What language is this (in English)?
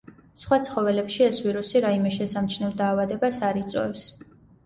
Georgian